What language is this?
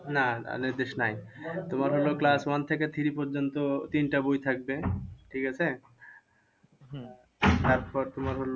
Bangla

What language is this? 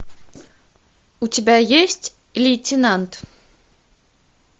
Russian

